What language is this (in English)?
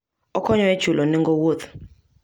Luo (Kenya and Tanzania)